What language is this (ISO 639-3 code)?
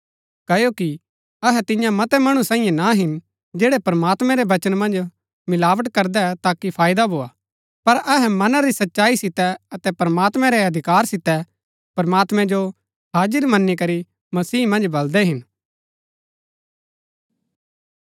gbk